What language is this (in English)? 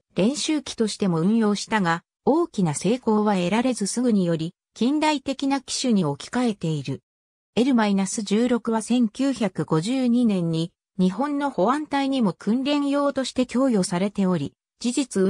Japanese